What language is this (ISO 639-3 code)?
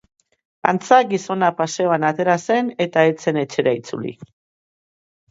eus